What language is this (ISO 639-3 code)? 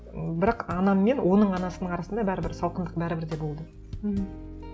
kaz